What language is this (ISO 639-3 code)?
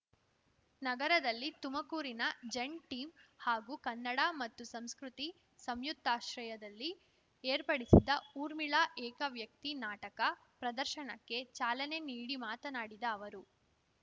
kan